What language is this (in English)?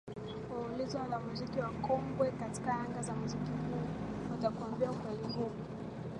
Swahili